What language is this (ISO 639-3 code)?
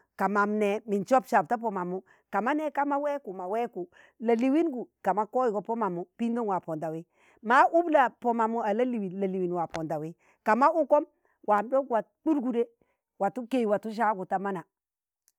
tan